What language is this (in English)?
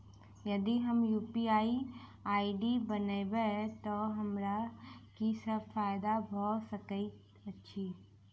Maithili